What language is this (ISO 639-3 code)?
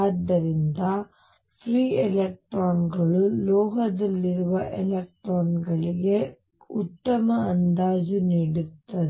kan